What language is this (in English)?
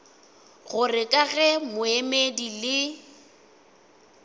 Northern Sotho